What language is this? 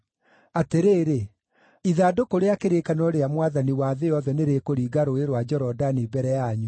Kikuyu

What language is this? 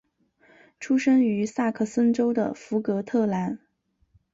Chinese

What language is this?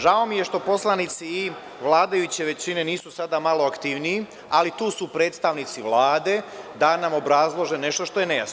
Serbian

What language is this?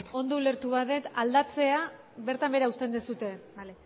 Basque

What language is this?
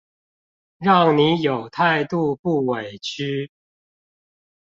Chinese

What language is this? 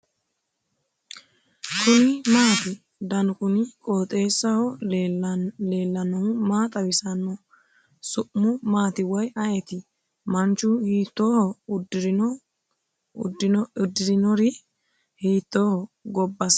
Sidamo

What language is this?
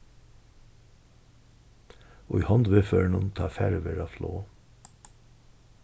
Faroese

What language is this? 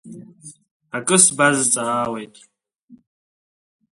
Abkhazian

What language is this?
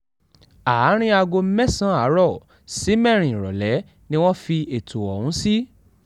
Yoruba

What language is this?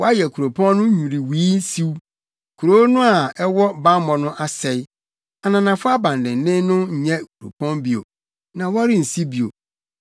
Akan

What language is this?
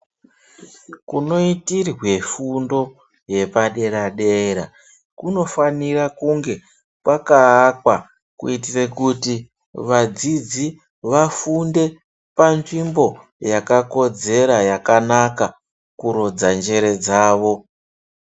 Ndau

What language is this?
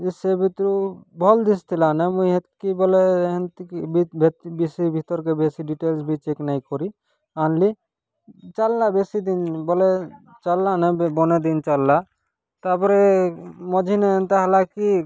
Odia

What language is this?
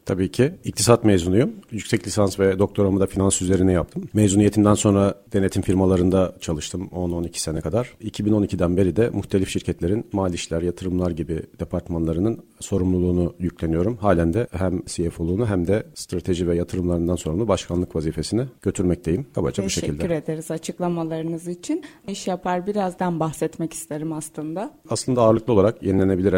Turkish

